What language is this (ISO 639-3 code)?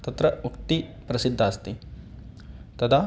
san